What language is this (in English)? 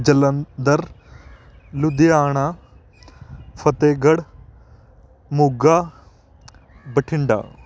Punjabi